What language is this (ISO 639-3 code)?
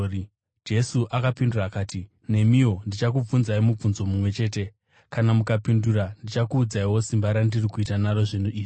sna